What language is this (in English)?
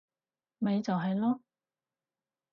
Cantonese